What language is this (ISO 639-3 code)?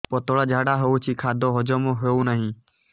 ori